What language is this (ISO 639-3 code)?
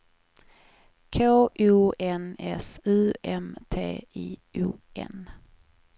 swe